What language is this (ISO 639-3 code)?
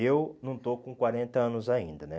por